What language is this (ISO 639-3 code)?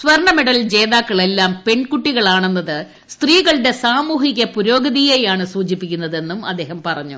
mal